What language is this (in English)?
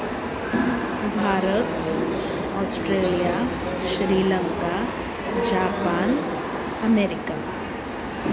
Sanskrit